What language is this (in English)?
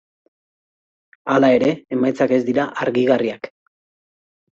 Basque